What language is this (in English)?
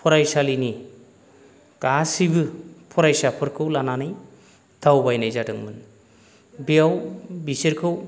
Bodo